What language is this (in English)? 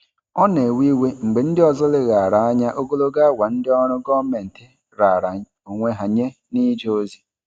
Igbo